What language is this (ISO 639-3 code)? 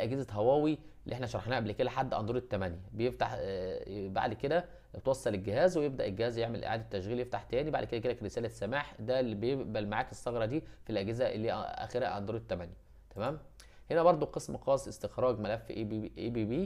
ara